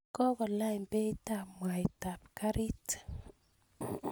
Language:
Kalenjin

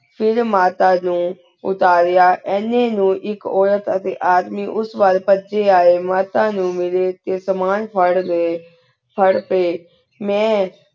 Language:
Punjabi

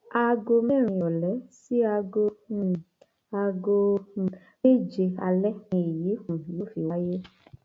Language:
Yoruba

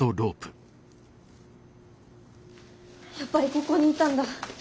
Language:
Japanese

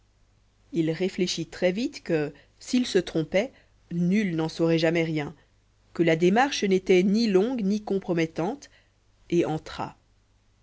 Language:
French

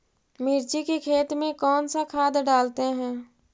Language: Magahi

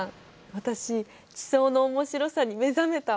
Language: Japanese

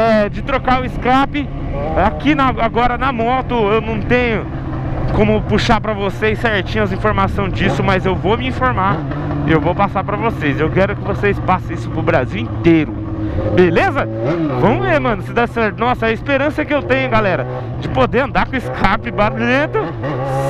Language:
Portuguese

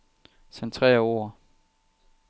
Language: Danish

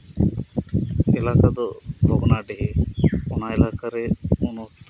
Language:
Santali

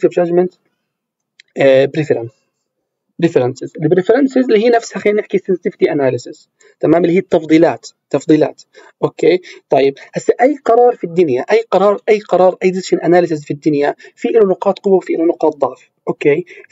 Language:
Arabic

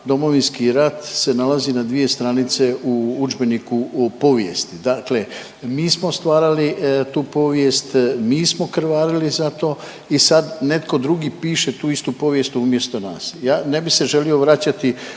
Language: Croatian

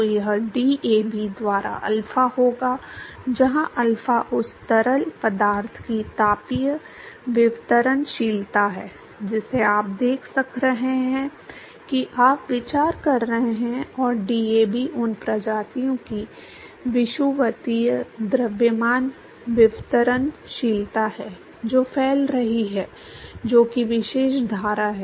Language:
Hindi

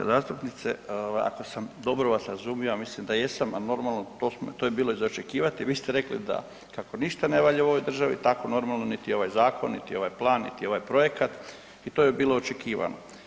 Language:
Croatian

